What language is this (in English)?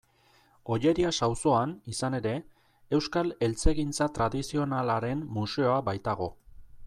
Basque